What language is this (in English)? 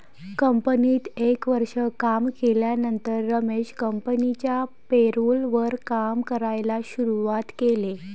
Marathi